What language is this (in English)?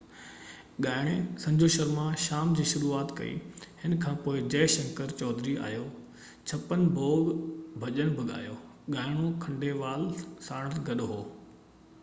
Sindhi